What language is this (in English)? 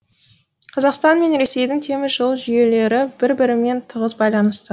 Kazakh